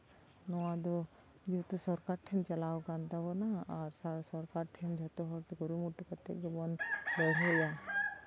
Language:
Santali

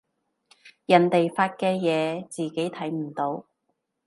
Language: Cantonese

